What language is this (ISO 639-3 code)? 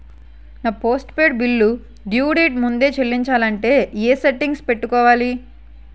tel